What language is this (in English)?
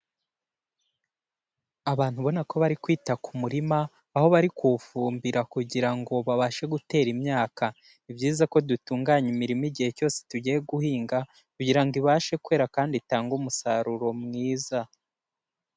Kinyarwanda